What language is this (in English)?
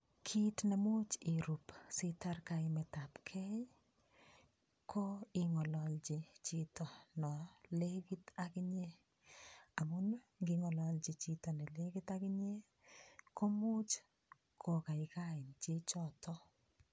Kalenjin